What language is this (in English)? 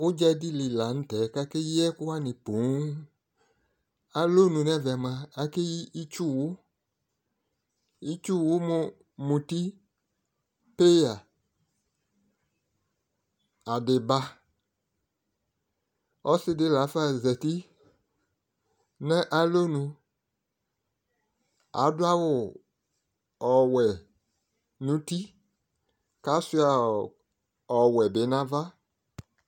Ikposo